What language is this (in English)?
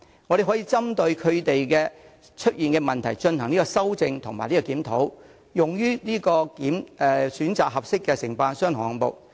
Cantonese